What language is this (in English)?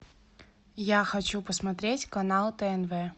Russian